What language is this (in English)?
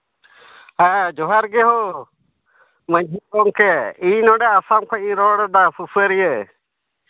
Santali